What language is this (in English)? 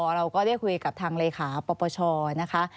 Thai